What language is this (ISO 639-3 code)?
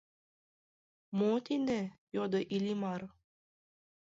chm